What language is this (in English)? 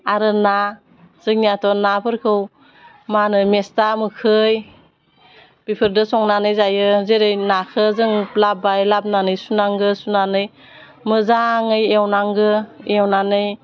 Bodo